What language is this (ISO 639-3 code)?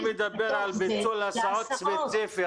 heb